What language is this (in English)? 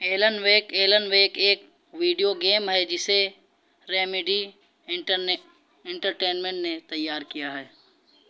Urdu